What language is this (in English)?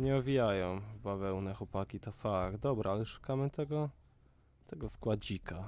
Polish